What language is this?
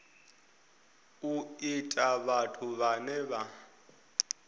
Venda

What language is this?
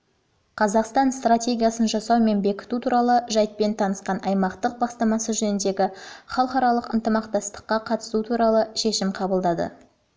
Kazakh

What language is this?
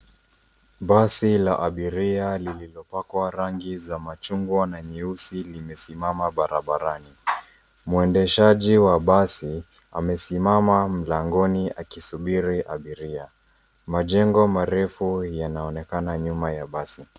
Swahili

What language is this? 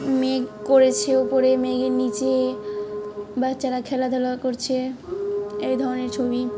Bangla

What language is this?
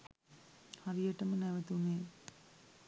Sinhala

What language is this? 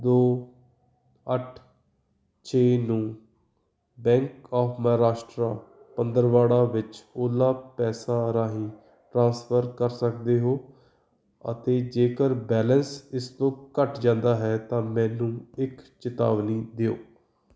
Punjabi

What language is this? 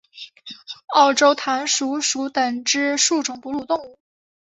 Chinese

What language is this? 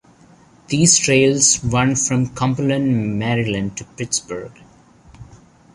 English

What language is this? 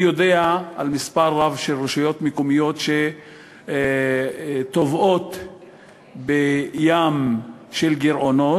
Hebrew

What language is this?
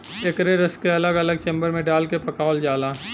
Bhojpuri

